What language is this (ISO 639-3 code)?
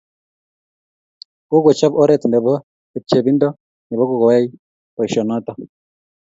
kln